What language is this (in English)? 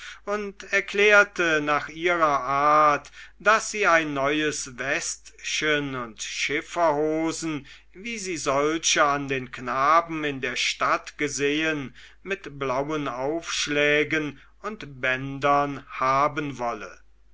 German